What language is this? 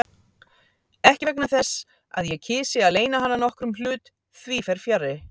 Icelandic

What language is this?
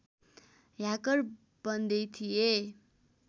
Nepali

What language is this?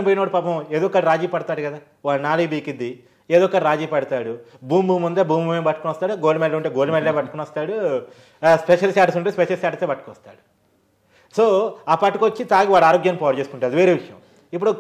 Telugu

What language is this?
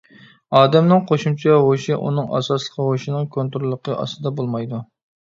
Uyghur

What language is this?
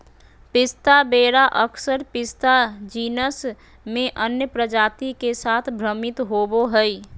Magahi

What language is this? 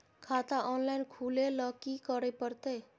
Maithili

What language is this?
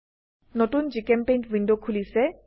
Assamese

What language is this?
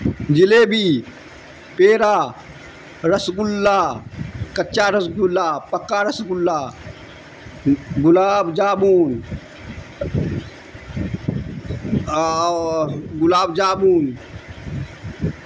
Urdu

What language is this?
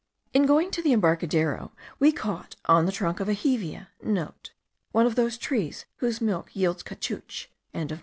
English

